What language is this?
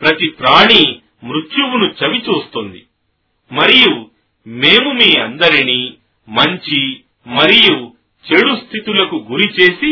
Telugu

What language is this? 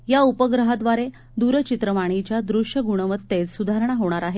Marathi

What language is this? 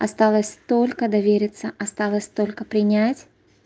Russian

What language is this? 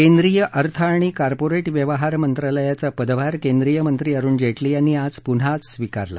Marathi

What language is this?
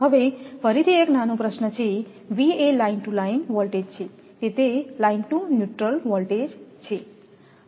Gujarati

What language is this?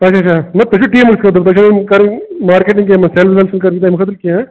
Kashmiri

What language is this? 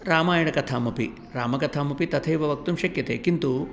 Sanskrit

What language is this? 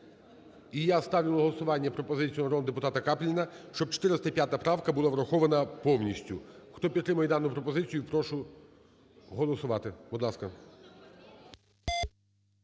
Ukrainian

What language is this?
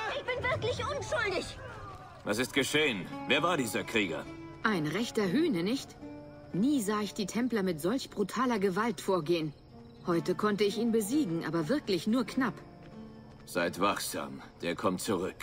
German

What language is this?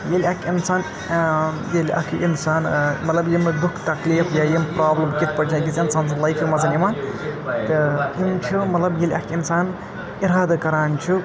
Kashmiri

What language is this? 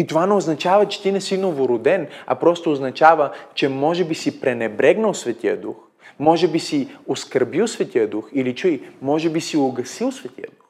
Bulgarian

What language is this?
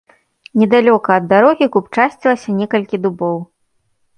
Belarusian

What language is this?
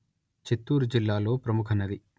Telugu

